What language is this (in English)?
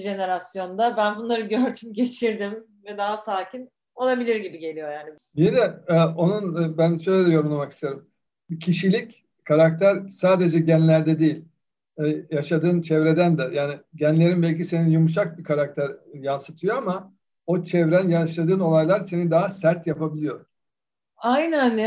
Turkish